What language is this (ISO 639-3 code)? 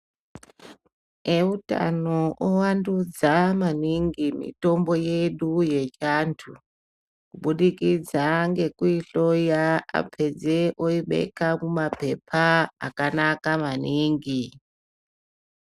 ndc